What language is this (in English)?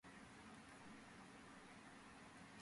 Georgian